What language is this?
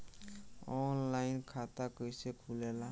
Bhojpuri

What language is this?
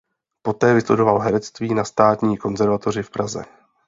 Czech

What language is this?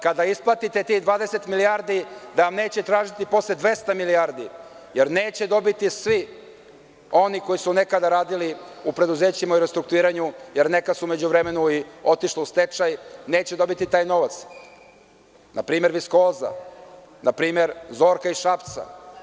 Serbian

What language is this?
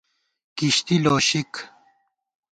Gawar-Bati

